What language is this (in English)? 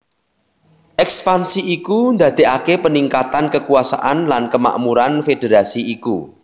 Javanese